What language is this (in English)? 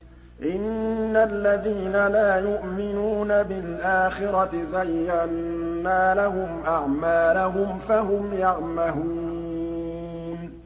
Arabic